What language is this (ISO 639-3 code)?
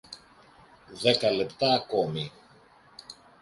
ell